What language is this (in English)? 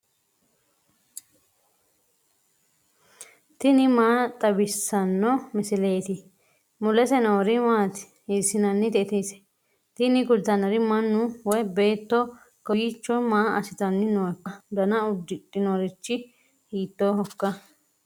Sidamo